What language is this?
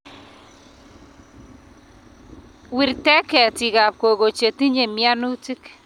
Kalenjin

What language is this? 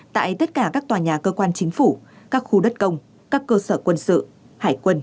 Vietnamese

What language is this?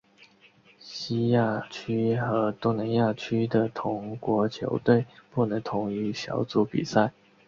Chinese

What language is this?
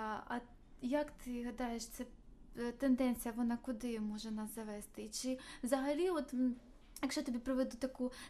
Ukrainian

